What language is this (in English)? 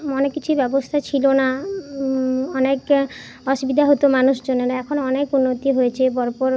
Bangla